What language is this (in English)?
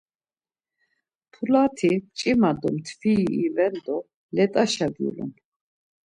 Laz